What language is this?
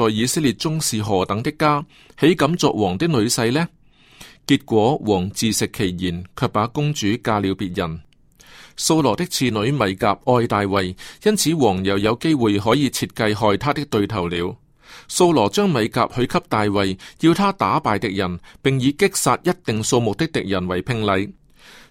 Chinese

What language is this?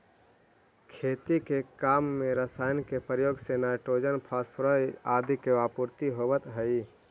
Magahi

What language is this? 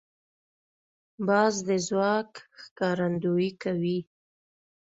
Pashto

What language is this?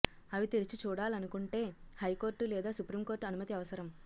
Telugu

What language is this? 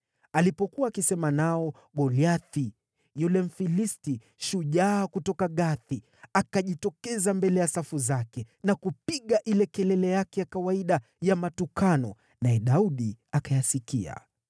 Swahili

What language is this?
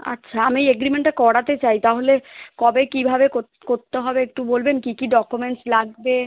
Bangla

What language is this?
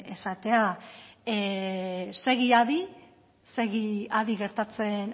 Basque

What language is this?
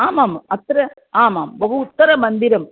Sanskrit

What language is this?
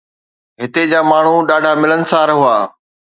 Sindhi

